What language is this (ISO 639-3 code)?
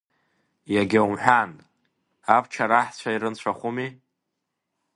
abk